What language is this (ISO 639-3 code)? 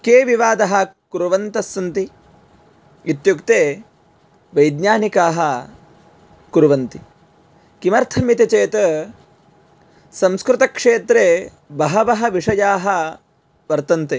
san